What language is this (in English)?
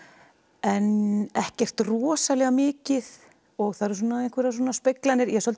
Icelandic